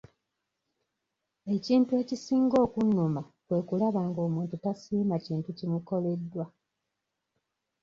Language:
Ganda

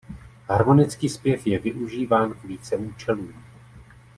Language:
Czech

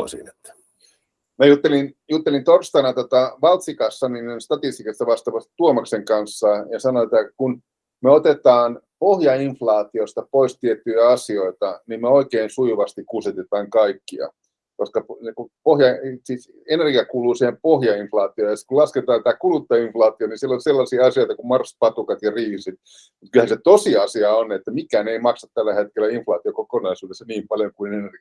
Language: Finnish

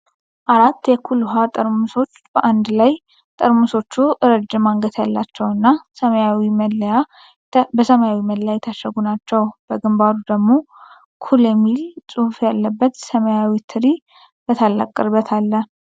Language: Amharic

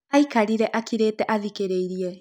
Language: Kikuyu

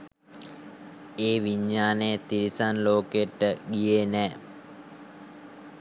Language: Sinhala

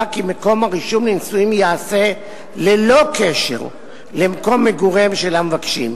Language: Hebrew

